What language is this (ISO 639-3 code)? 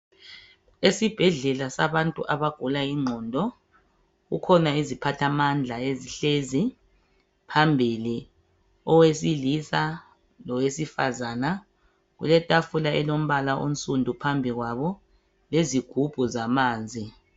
nde